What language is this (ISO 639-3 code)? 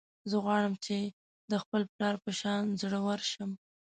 pus